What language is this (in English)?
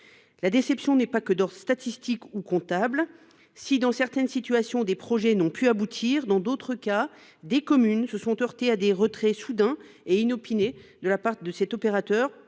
French